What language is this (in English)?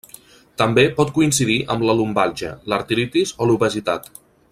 Catalan